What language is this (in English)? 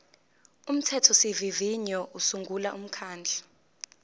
Zulu